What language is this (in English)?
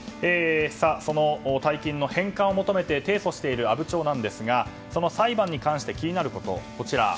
Japanese